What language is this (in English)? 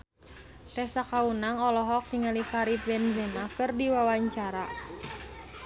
Sundanese